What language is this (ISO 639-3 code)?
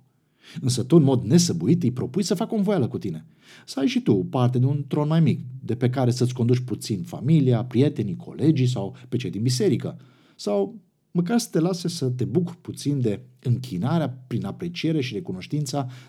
ron